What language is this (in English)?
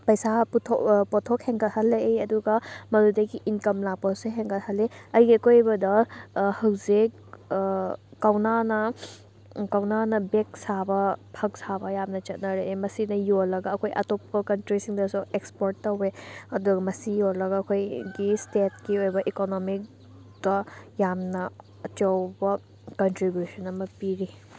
Manipuri